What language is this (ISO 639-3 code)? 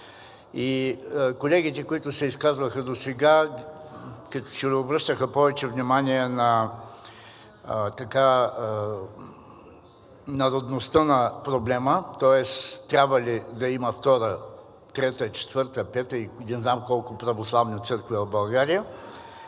bul